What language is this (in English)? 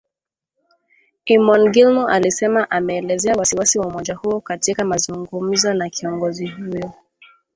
Swahili